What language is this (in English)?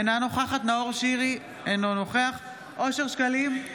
Hebrew